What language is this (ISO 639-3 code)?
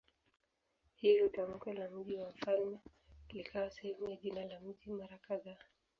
swa